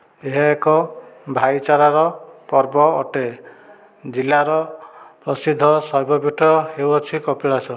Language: Odia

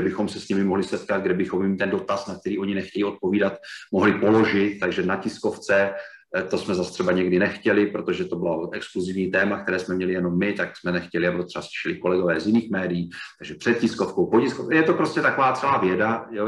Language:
Czech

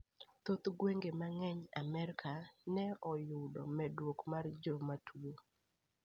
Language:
Luo (Kenya and Tanzania)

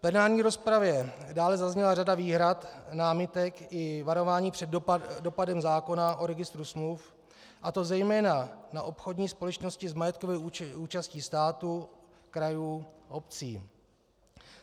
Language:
Czech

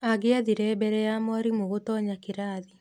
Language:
Kikuyu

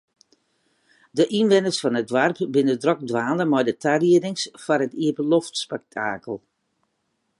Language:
Western Frisian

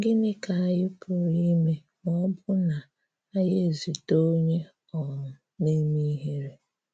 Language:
Igbo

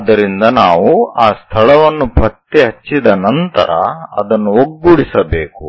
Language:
Kannada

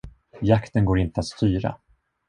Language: Swedish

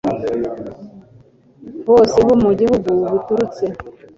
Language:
Kinyarwanda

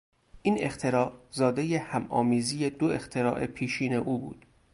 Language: Persian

